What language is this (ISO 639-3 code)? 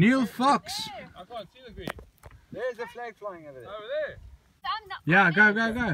eng